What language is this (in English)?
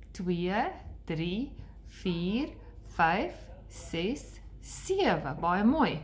Dutch